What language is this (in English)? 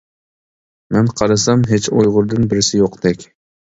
Uyghur